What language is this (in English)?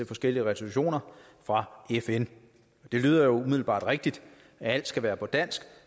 Danish